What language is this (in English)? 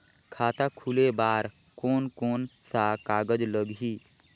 Chhattisgarhi